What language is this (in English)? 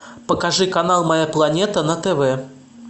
Russian